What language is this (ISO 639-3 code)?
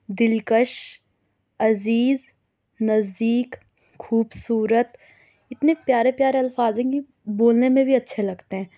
urd